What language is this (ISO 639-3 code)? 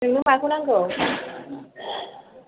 brx